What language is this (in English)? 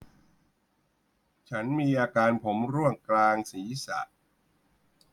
Thai